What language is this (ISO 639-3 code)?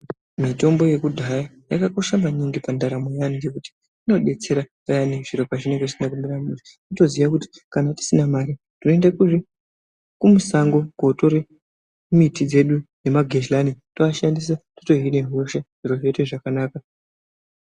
ndc